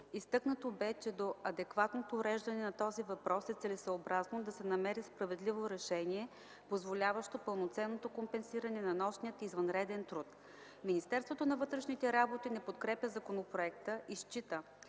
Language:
Bulgarian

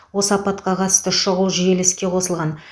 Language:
Kazakh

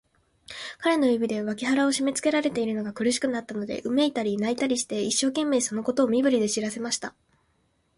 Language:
Japanese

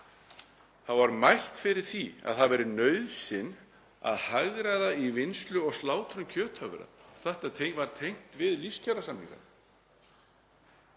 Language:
Icelandic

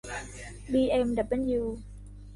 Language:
Thai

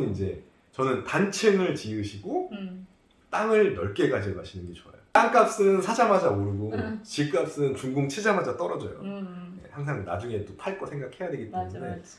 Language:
Korean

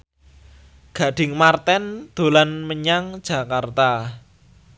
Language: Javanese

